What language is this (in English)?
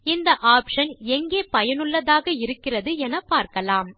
Tamil